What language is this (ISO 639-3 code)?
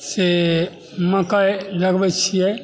mai